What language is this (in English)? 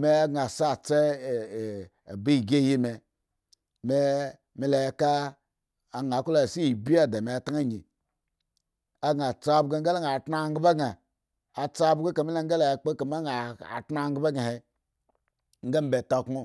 Eggon